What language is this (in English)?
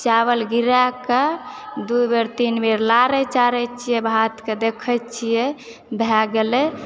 Maithili